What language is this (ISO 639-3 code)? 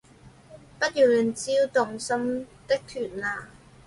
zho